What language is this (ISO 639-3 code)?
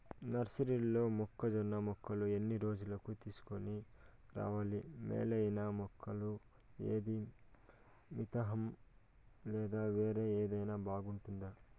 tel